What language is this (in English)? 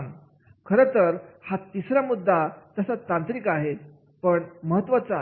Marathi